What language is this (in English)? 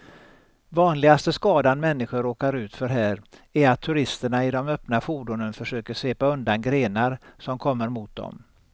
Swedish